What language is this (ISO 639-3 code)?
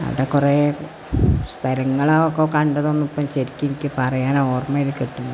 mal